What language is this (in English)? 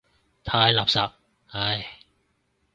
Cantonese